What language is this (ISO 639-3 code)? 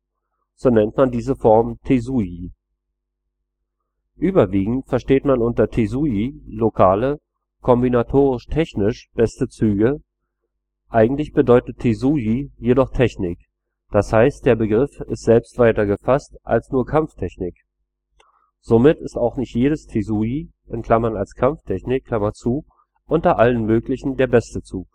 deu